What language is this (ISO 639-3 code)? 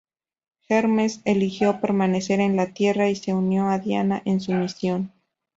spa